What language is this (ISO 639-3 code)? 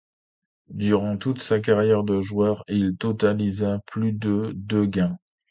fra